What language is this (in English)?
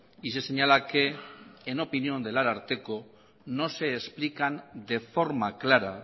Spanish